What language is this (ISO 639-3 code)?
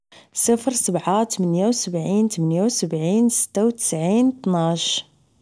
ary